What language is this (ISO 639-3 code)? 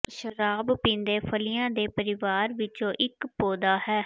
pan